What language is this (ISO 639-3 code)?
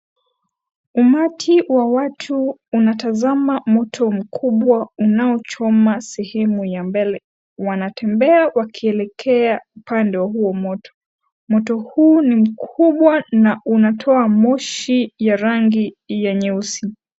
swa